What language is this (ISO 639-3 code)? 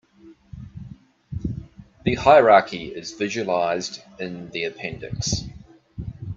eng